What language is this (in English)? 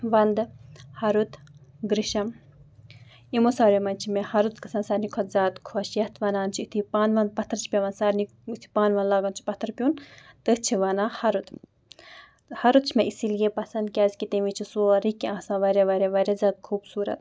Kashmiri